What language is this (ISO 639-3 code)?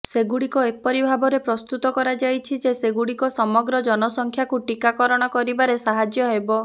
ori